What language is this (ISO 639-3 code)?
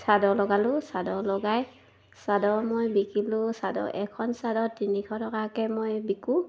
asm